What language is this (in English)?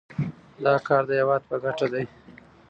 Pashto